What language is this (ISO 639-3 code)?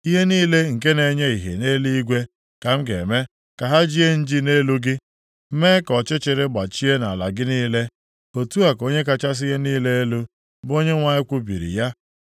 ibo